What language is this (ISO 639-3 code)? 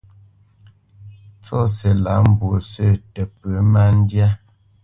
bce